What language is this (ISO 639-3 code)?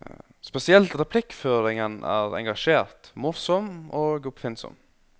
nor